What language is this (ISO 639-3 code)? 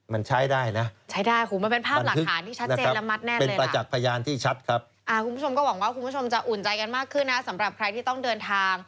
tha